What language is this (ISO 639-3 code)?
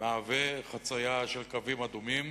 heb